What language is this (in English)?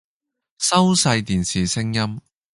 Cantonese